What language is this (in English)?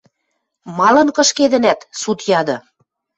Western Mari